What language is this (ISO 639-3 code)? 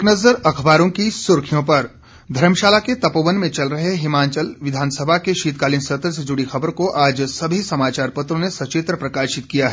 hin